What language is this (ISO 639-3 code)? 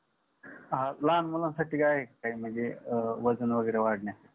mar